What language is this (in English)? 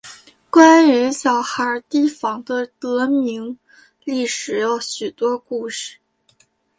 Chinese